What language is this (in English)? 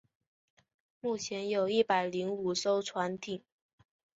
Chinese